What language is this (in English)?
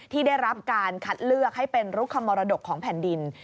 Thai